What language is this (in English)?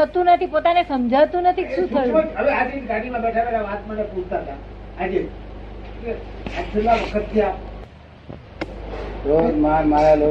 Gujarati